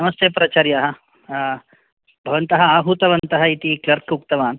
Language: Sanskrit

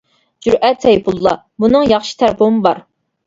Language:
Uyghur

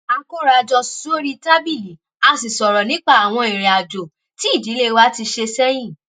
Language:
Yoruba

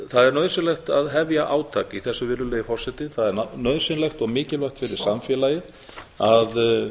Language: Icelandic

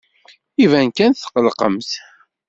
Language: Kabyle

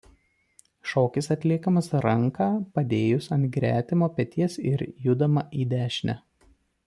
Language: Lithuanian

